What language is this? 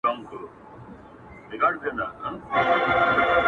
Pashto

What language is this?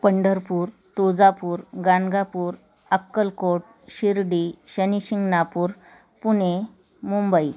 Marathi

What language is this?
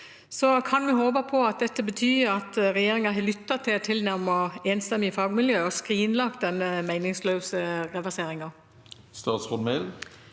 Norwegian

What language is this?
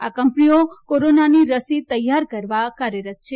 Gujarati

